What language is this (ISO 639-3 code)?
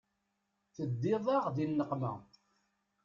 kab